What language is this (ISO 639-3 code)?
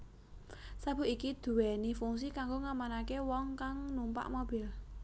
jav